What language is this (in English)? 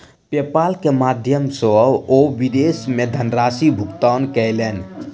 Maithili